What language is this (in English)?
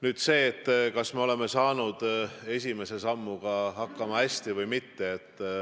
Estonian